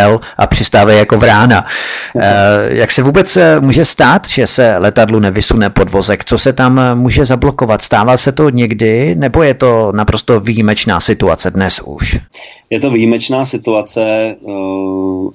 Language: Czech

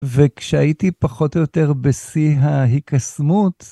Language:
Hebrew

